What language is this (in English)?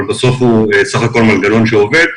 Hebrew